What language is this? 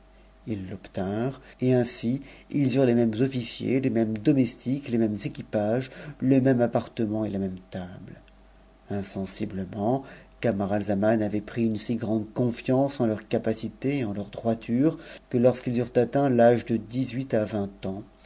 French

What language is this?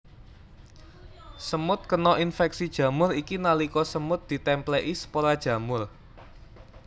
Javanese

